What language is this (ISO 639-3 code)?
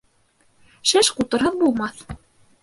bak